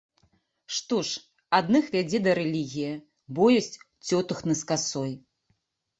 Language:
Belarusian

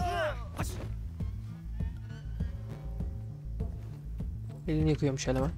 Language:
Turkish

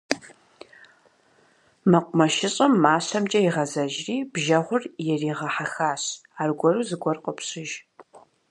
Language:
Kabardian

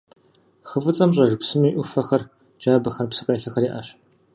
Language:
Kabardian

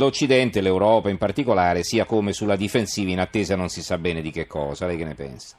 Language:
Italian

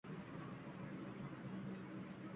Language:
Uzbek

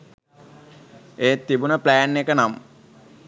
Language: Sinhala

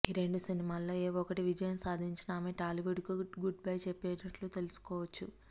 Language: Telugu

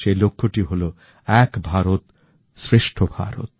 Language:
Bangla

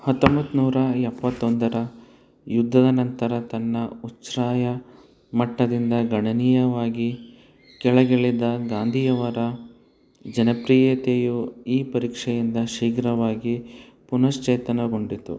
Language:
Kannada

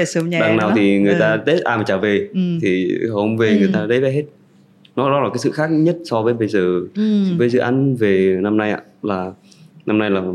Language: Vietnamese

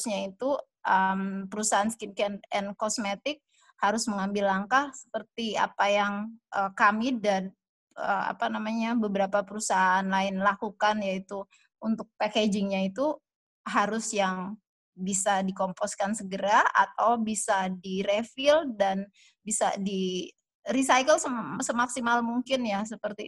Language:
Indonesian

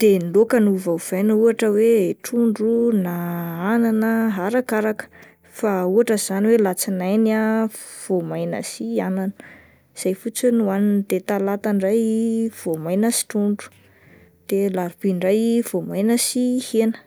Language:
Malagasy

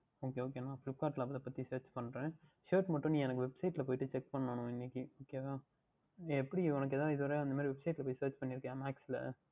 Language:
Tamil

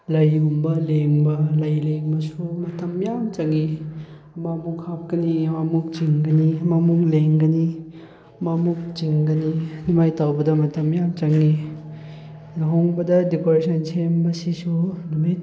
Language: Manipuri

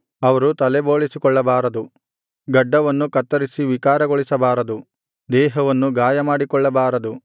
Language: Kannada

